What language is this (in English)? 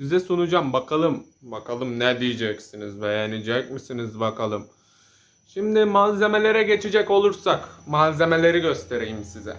Turkish